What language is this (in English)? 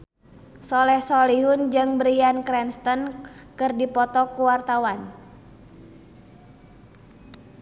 Sundanese